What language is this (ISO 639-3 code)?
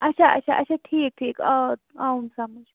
kas